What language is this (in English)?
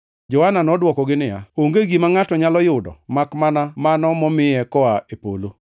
Luo (Kenya and Tanzania)